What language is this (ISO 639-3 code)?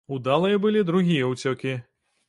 bel